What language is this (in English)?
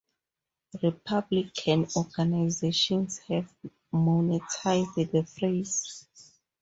English